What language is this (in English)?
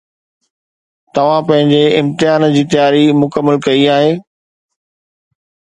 Sindhi